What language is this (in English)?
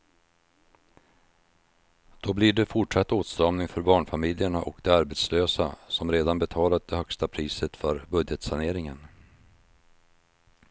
Swedish